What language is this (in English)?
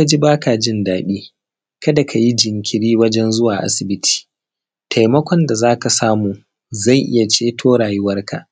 Hausa